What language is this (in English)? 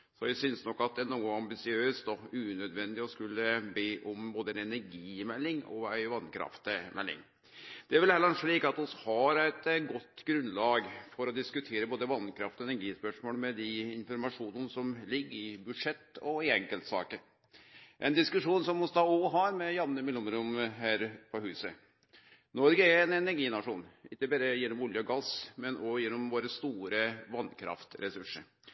Norwegian Nynorsk